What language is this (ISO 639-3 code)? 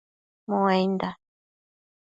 mcf